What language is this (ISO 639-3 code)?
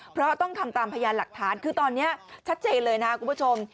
tha